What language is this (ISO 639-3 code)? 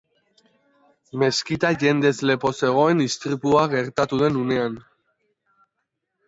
eus